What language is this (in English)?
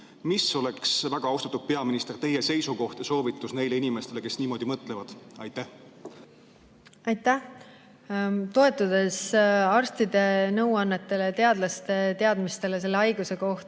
Estonian